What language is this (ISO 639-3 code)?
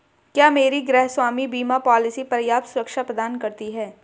hin